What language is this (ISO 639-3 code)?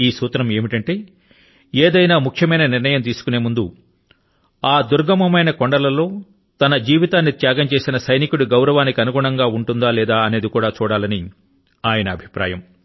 tel